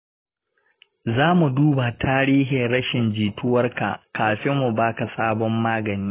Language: Hausa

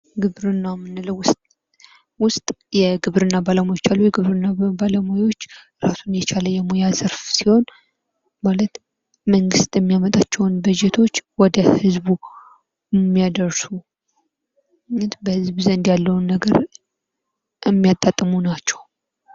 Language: Amharic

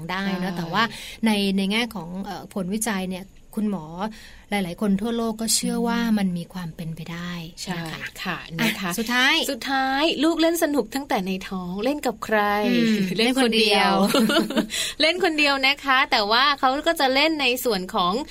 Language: Thai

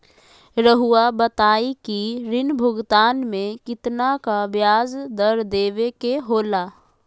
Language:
Magahi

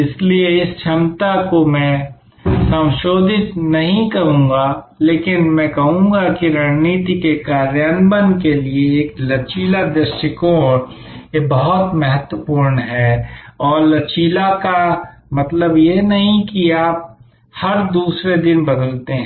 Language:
Hindi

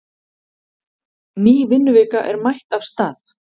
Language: Icelandic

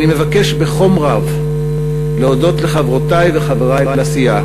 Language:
Hebrew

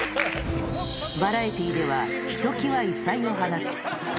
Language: Japanese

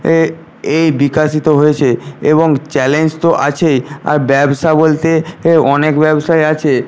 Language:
Bangla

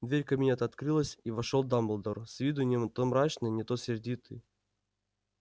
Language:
Russian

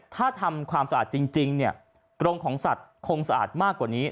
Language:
Thai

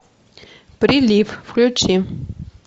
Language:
Russian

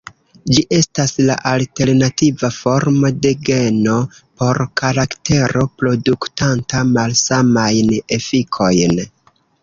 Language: Esperanto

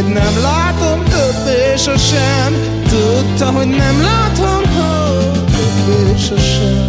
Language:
Hungarian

